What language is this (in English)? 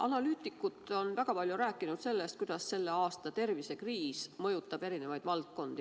Estonian